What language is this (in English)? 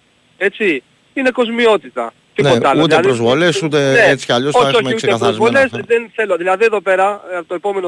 Greek